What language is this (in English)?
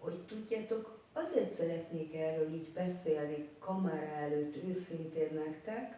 Hungarian